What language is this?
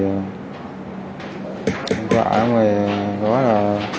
Vietnamese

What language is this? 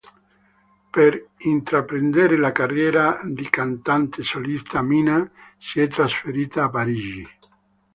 Italian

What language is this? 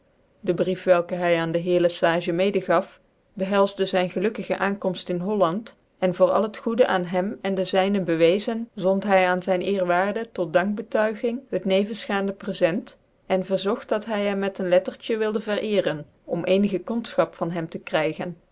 Dutch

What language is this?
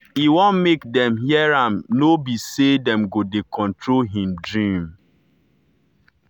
Nigerian Pidgin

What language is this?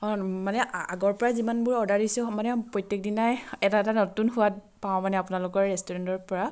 Assamese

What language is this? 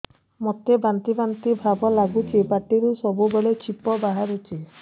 Odia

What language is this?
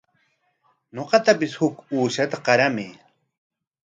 Corongo Ancash Quechua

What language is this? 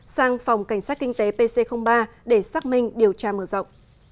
Vietnamese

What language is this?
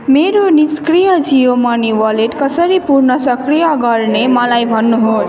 Nepali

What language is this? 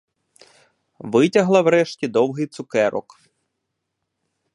Ukrainian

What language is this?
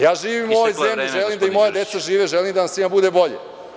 Serbian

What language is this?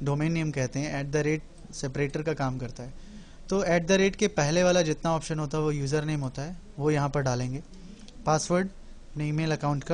Hindi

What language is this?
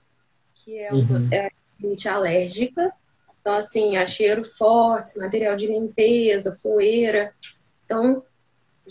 Portuguese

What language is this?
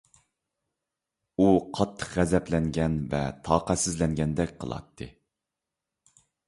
Uyghur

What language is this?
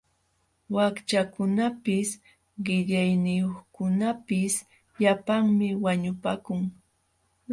Jauja Wanca Quechua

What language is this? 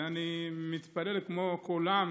Hebrew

